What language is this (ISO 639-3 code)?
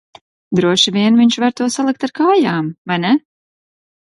lav